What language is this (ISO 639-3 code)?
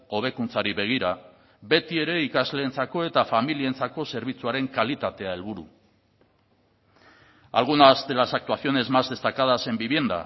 eus